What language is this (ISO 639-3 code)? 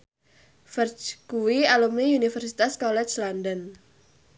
jav